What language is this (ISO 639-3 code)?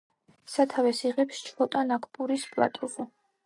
kat